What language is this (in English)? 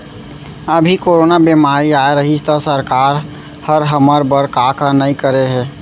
Chhattisgarhi